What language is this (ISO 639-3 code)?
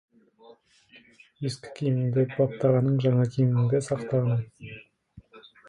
kaz